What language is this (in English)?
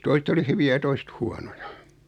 Finnish